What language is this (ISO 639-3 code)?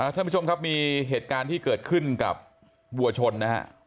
tha